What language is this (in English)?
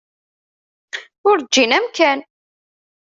Kabyle